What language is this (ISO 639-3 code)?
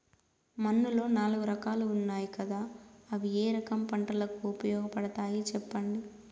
tel